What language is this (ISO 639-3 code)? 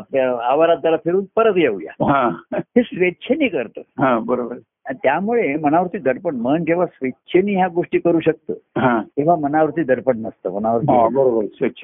mar